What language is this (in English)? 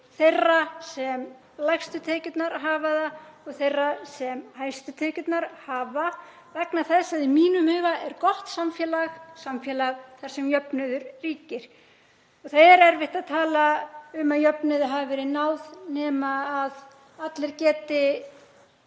Icelandic